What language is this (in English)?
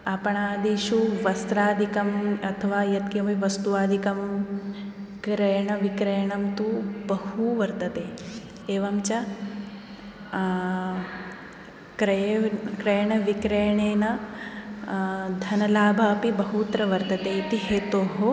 Sanskrit